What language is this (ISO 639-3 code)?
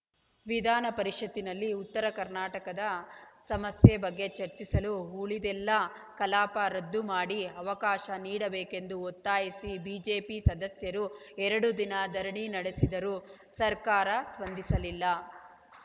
kan